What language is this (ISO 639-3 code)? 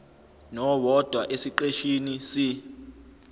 zul